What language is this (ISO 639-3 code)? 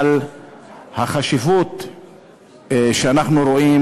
heb